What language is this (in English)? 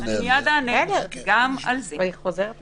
Hebrew